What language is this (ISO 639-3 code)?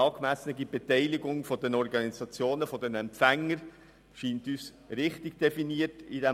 gsw